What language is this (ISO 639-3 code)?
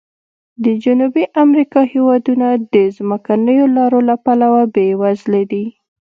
pus